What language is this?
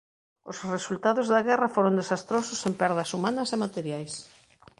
Galician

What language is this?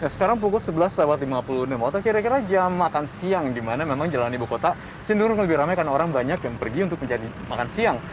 Indonesian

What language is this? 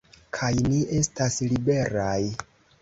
Esperanto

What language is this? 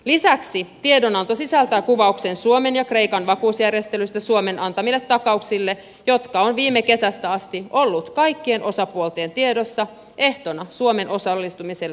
Finnish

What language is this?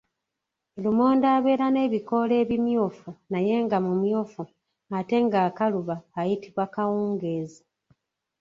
Ganda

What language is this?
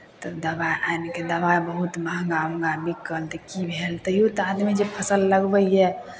Maithili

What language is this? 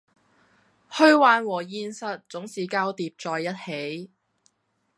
Cantonese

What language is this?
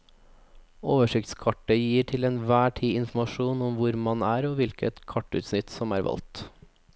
Norwegian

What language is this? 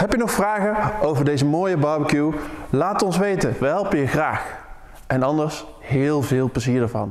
Dutch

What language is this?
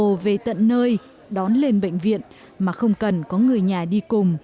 Vietnamese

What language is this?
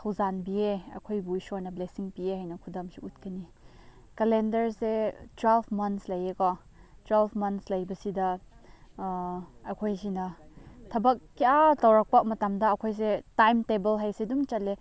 Manipuri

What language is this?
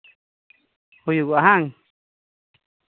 Santali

